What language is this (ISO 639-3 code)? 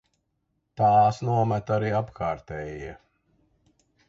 lav